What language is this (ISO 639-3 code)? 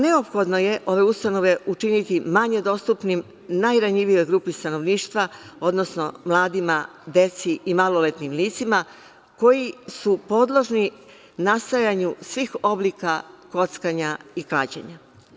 srp